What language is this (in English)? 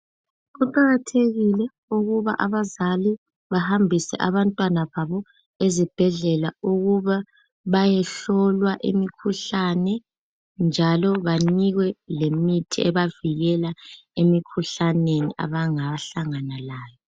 North Ndebele